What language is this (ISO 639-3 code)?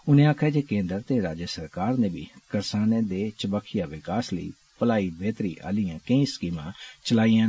doi